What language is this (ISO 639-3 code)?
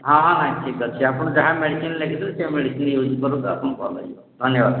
ori